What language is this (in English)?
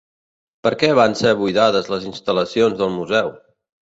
Catalan